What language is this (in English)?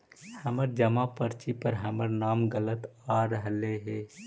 Magahi